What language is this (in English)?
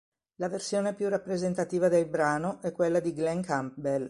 Italian